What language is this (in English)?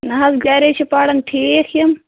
Kashmiri